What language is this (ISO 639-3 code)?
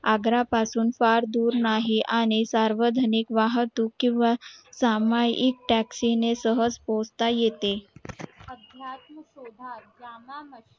mar